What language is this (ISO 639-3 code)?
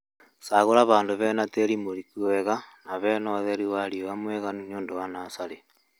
kik